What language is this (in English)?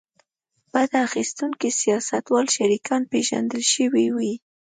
Pashto